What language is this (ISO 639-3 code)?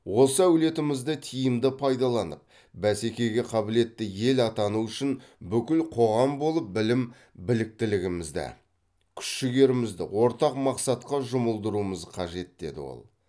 kaz